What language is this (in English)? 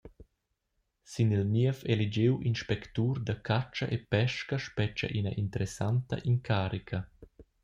Romansh